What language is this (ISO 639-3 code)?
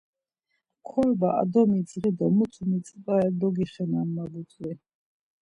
lzz